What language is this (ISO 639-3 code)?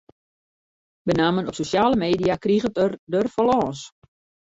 fry